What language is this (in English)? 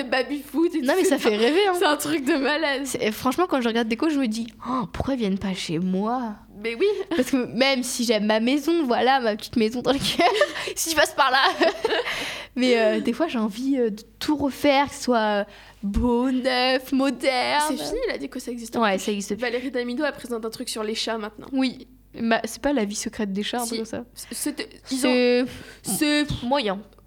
French